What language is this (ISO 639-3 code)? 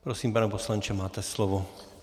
ces